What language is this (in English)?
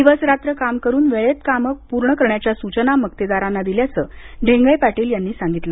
Marathi